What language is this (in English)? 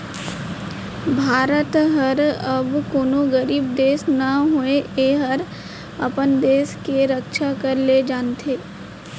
Chhattisgarhi